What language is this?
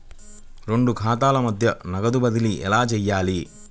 Telugu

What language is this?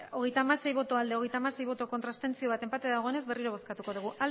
Basque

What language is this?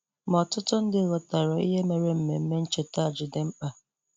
Igbo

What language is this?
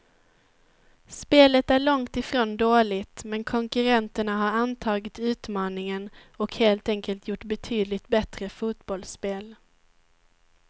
Swedish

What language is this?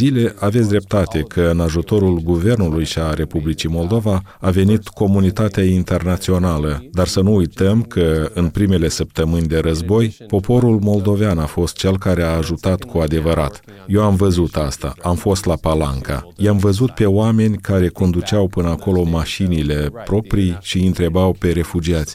Romanian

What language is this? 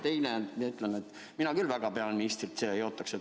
Estonian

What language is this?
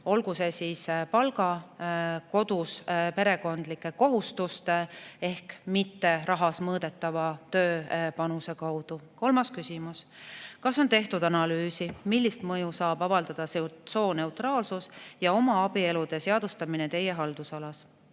Estonian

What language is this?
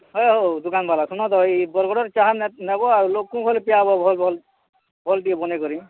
Odia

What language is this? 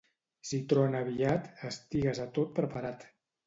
Catalan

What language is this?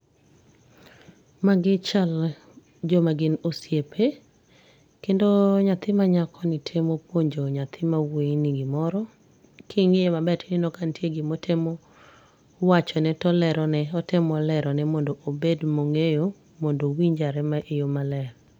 Luo (Kenya and Tanzania)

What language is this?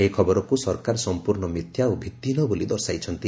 Odia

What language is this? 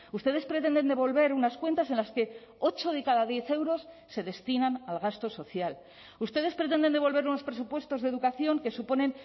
Spanish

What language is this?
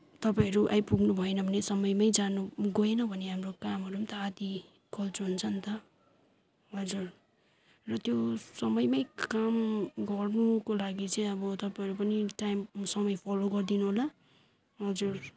Nepali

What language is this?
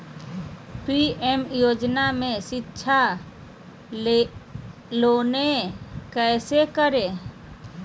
Magahi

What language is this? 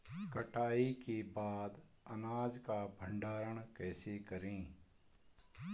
Hindi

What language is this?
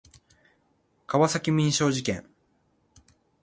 Japanese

